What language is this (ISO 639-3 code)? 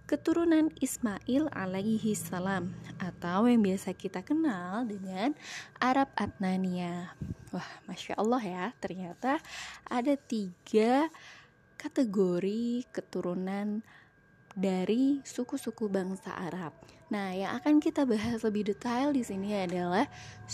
ind